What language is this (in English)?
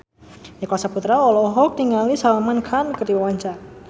Sundanese